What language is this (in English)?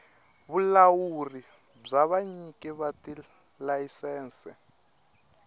Tsonga